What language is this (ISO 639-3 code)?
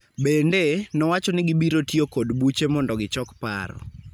luo